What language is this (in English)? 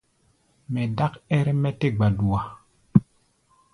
Gbaya